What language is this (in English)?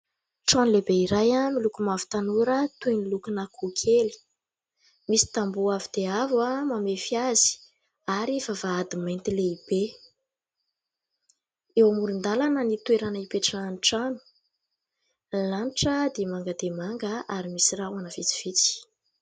Malagasy